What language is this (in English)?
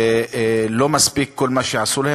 Hebrew